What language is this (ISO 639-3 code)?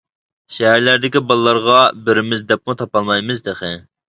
uig